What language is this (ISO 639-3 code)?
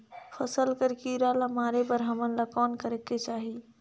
hne